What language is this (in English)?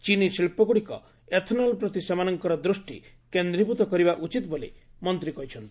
Odia